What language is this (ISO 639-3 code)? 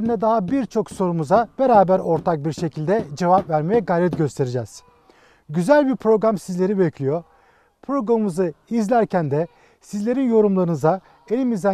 tur